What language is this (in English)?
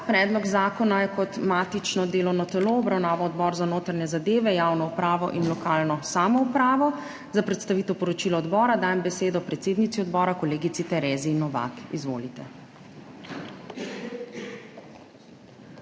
Slovenian